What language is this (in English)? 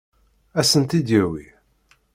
Kabyle